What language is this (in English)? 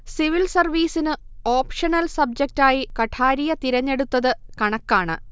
Malayalam